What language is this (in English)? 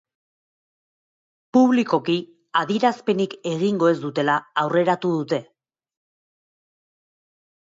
Basque